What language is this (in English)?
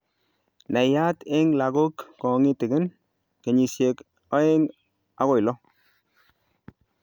Kalenjin